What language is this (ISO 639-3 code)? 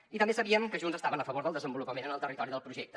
cat